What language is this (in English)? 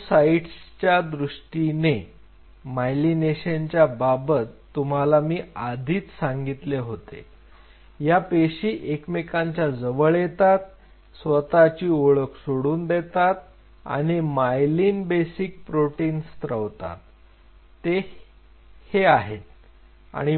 Marathi